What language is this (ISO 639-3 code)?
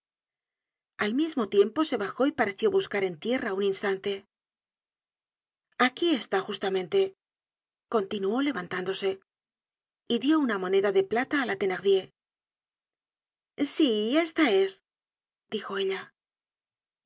spa